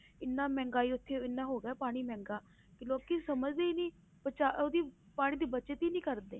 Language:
Punjabi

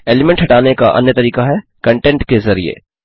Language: Hindi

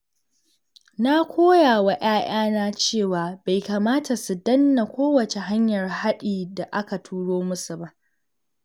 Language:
Hausa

